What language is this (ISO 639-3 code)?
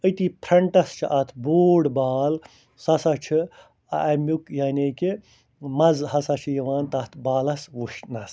kas